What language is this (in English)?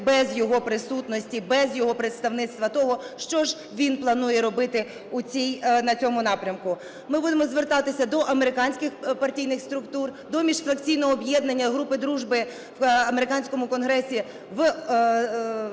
Ukrainian